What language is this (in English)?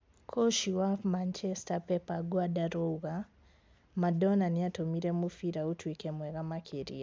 Kikuyu